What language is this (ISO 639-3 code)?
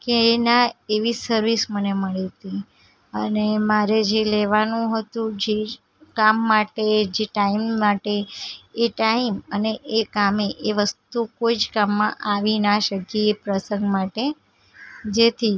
guj